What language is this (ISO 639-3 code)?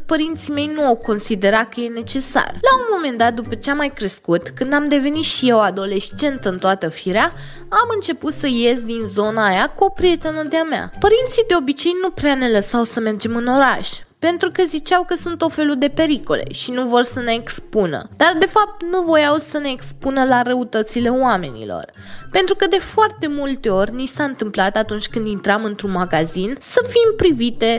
ron